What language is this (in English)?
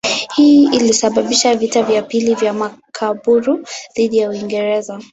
Swahili